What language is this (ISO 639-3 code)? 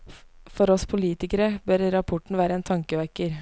nor